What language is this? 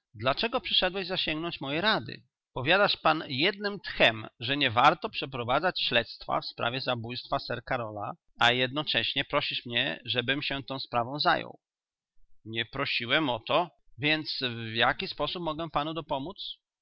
Polish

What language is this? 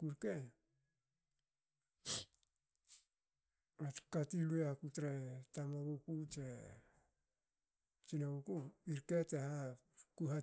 Hakö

